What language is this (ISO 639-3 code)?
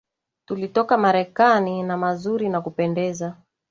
swa